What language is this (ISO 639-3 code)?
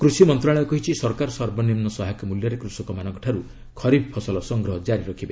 ori